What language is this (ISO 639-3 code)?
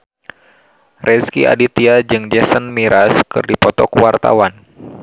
sun